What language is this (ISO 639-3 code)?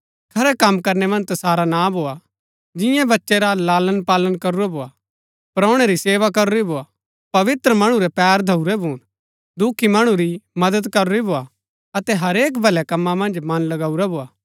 gbk